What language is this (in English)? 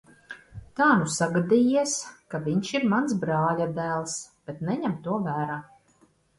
Latvian